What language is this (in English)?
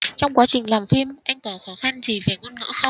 Vietnamese